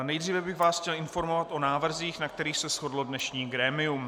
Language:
Czech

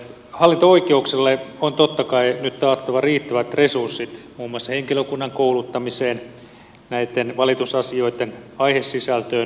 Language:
Finnish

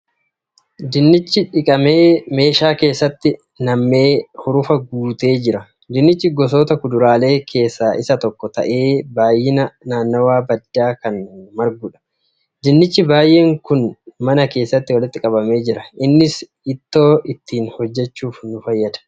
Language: Oromo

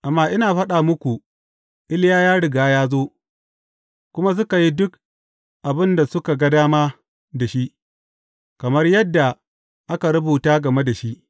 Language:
Hausa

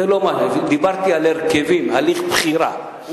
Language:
Hebrew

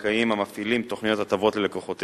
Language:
Hebrew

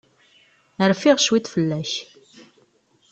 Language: Kabyle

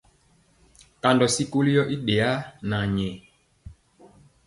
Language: Mpiemo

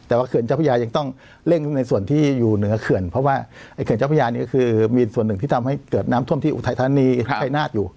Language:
Thai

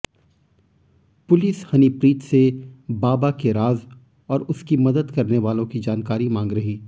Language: Hindi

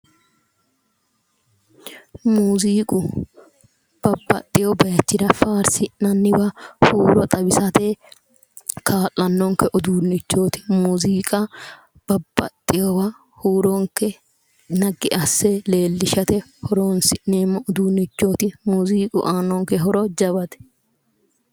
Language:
Sidamo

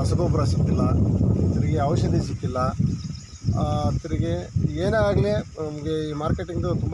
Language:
Indonesian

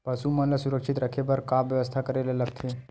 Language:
Chhattisgarhi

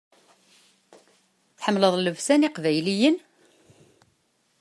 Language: Kabyle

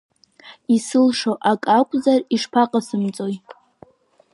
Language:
Abkhazian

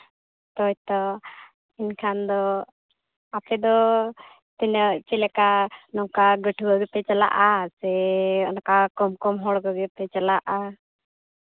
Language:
Santali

